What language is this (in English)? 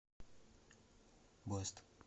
Russian